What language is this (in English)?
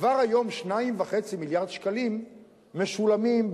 Hebrew